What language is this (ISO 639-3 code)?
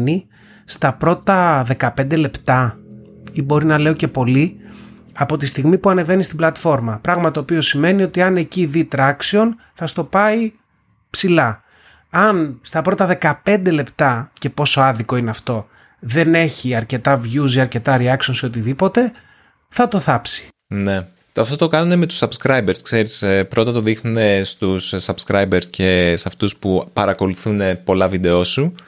ell